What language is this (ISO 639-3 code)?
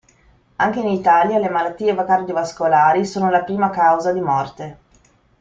ita